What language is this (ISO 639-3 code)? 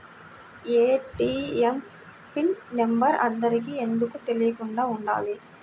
tel